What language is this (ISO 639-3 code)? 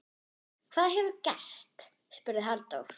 isl